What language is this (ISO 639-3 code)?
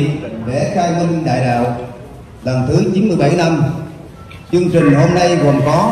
vie